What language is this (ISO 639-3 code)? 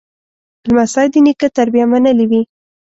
pus